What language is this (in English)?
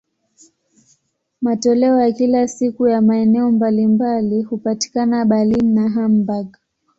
Swahili